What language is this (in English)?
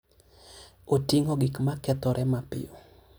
Luo (Kenya and Tanzania)